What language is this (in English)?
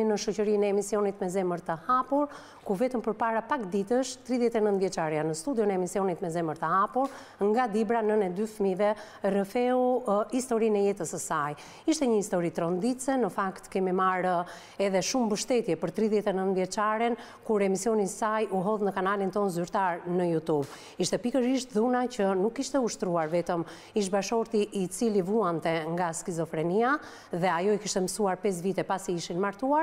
Romanian